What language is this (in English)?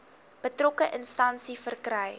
Afrikaans